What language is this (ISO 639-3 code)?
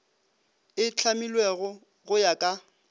nso